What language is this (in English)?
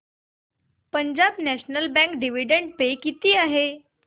Marathi